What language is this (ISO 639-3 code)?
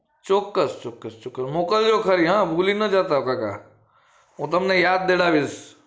guj